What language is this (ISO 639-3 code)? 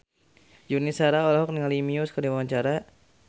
sun